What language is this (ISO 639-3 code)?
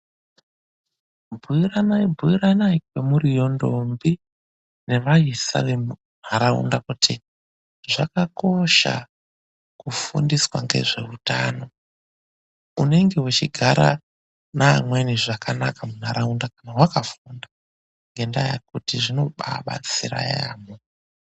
ndc